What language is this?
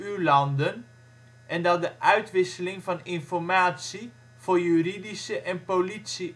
Dutch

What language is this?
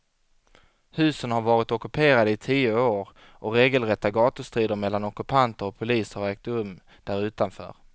Swedish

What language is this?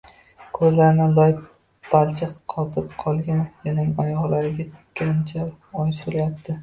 Uzbek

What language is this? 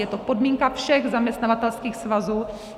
Czech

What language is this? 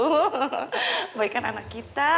Indonesian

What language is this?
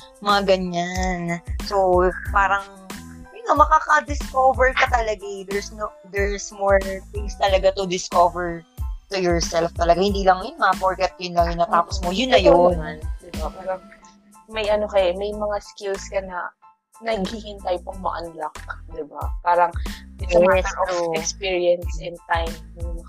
Filipino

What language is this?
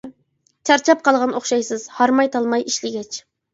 Uyghur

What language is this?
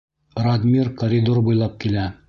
Bashkir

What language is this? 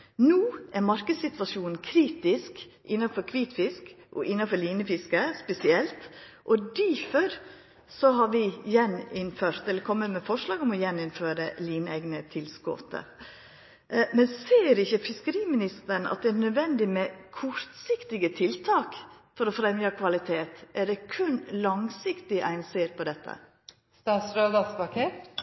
Norwegian Nynorsk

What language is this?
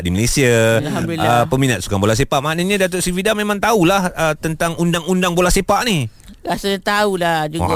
Malay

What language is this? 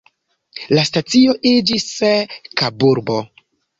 Esperanto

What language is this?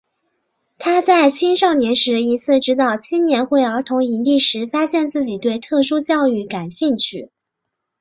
Chinese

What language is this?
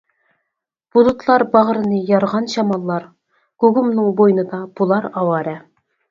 Uyghur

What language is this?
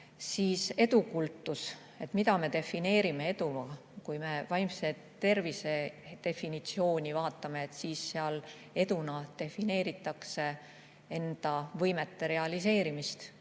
Estonian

